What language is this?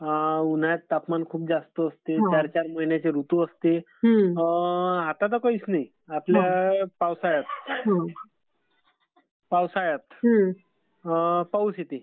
Marathi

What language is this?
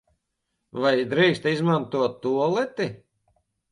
Latvian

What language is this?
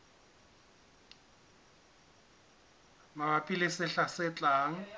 Southern Sotho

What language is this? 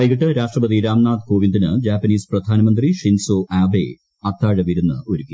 Malayalam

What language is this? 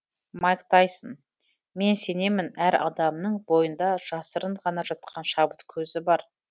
Kazakh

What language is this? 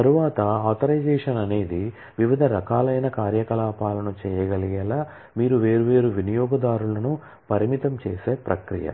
Telugu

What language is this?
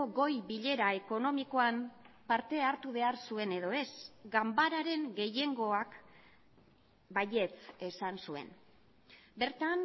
Basque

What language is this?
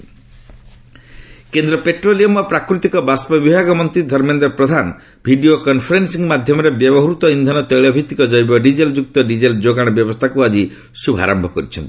Odia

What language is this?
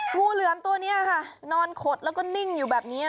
Thai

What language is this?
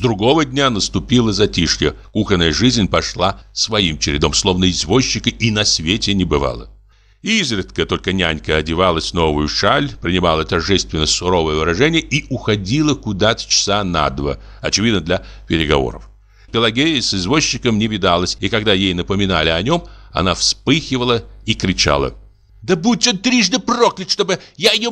Russian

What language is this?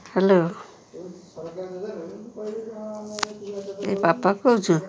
Odia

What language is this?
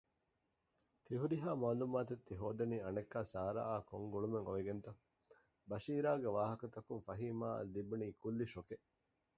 Divehi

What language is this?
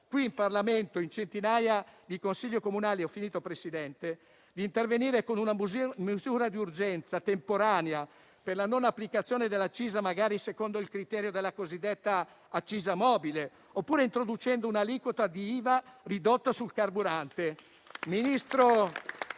Italian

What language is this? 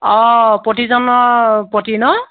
Assamese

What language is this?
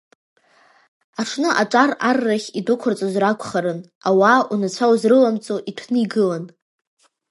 Abkhazian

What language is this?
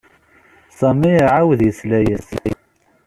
Kabyle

